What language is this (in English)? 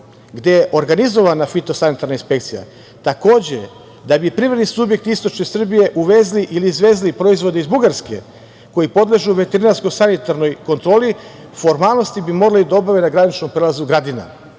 Serbian